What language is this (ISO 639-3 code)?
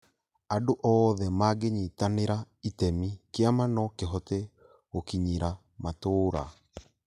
kik